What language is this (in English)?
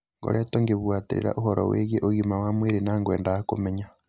Kikuyu